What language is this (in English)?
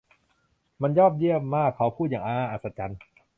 Thai